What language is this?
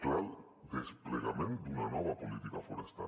Catalan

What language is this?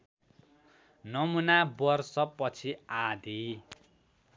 Nepali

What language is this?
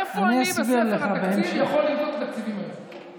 Hebrew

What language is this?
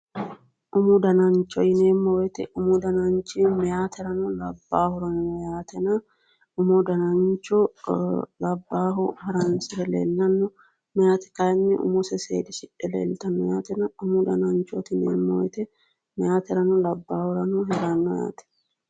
Sidamo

